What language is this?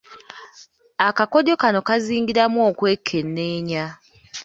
Ganda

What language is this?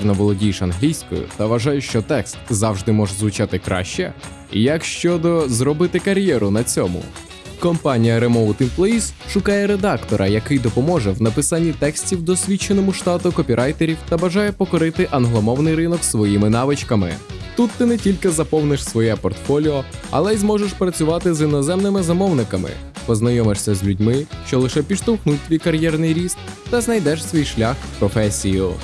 Ukrainian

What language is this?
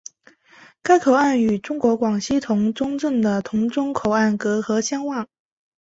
Chinese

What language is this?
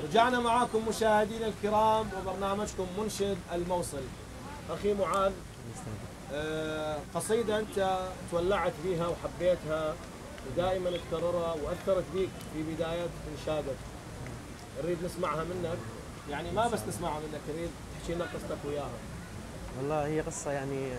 Arabic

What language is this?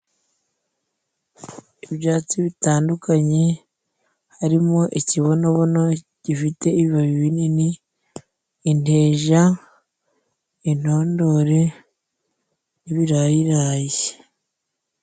Kinyarwanda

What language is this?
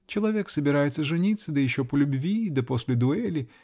Russian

